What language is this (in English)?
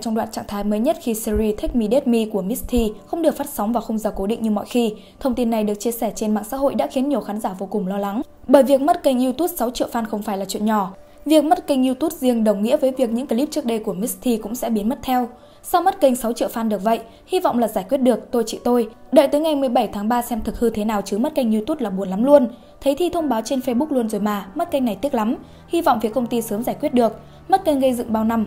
Vietnamese